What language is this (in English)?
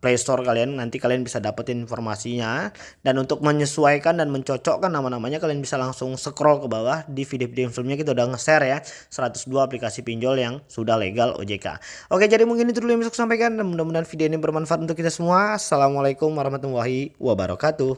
Indonesian